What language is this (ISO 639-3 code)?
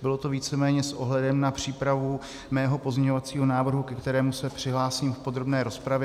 ces